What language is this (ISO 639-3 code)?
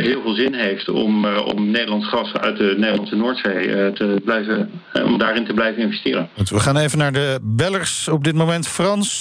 nld